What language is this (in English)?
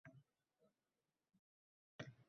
Uzbek